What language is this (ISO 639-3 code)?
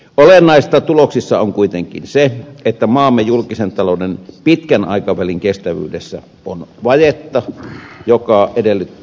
fin